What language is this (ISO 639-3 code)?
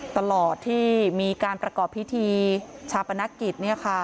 tha